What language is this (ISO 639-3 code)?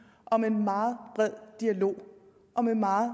dan